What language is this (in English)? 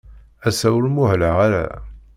Kabyle